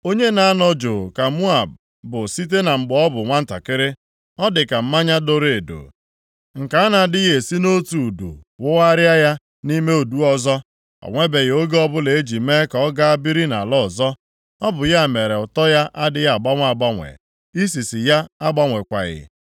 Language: Igbo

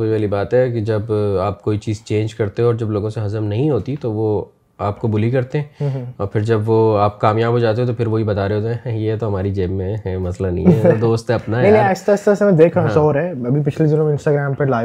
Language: Urdu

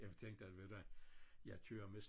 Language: Danish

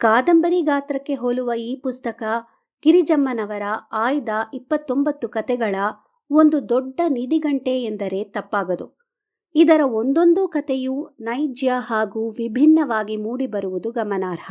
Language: Kannada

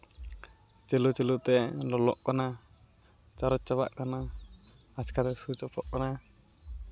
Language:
Santali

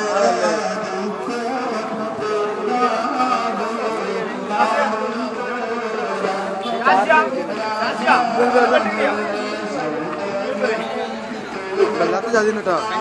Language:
Arabic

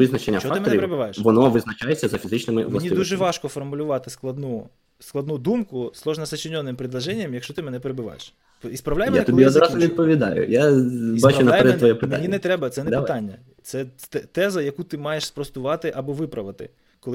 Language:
Ukrainian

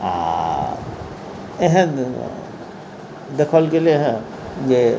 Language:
Maithili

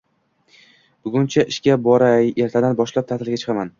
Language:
Uzbek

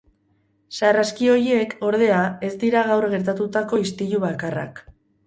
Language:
Basque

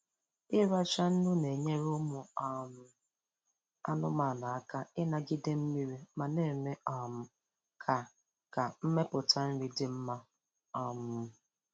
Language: Igbo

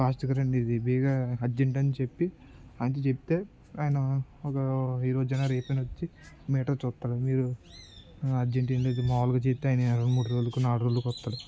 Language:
Telugu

